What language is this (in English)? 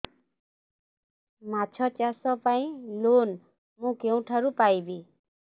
Odia